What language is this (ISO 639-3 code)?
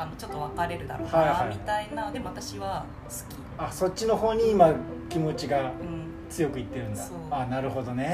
jpn